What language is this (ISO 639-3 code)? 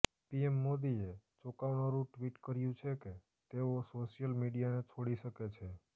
guj